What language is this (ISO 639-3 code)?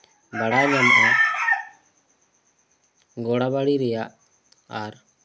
sat